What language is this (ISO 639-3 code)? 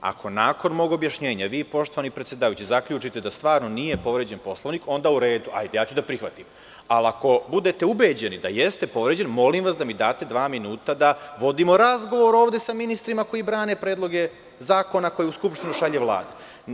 srp